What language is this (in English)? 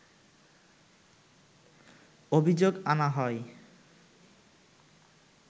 Bangla